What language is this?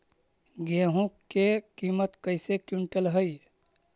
Magahi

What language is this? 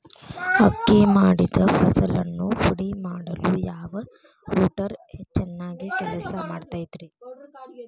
Kannada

